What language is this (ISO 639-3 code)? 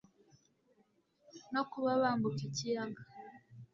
kin